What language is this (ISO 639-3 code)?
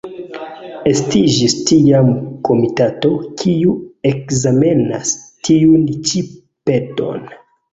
epo